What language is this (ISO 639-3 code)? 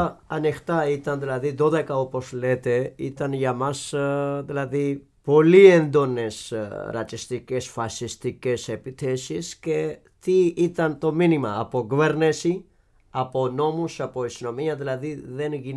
ell